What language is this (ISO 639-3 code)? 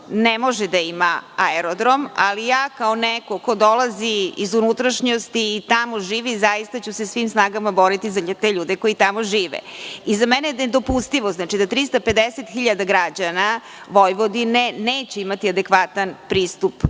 srp